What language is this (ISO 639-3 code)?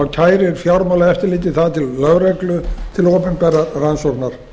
isl